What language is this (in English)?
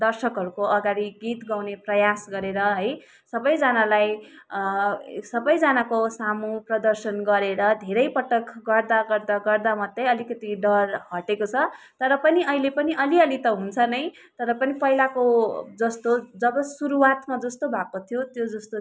Nepali